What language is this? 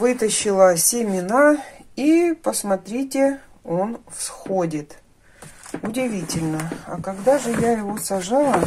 Russian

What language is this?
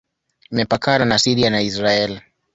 Swahili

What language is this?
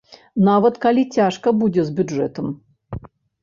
Belarusian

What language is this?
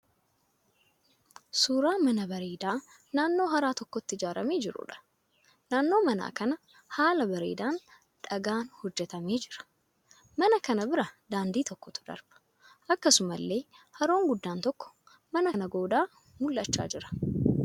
Oromo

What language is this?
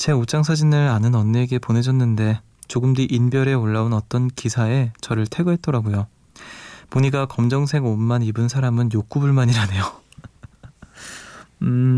Korean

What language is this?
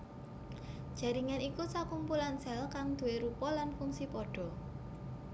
Javanese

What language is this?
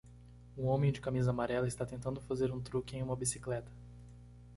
Portuguese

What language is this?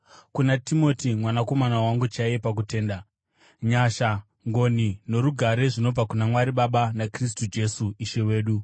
Shona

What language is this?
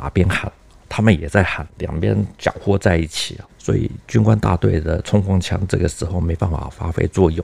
Chinese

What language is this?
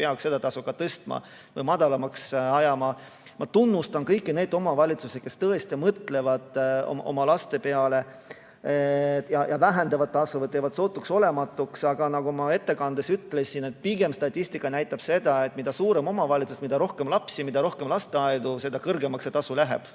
Estonian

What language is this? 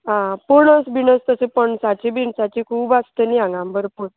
Konkani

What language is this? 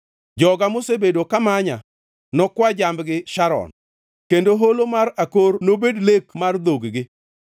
Luo (Kenya and Tanzania)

